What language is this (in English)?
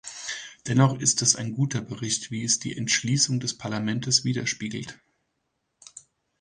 German